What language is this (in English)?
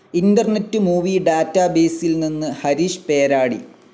Malayalam